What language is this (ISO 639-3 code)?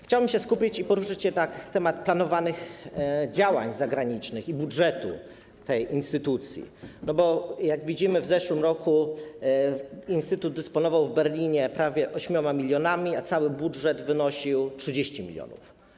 pol